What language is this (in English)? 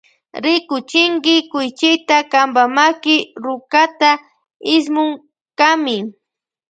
Loja Highland Quichua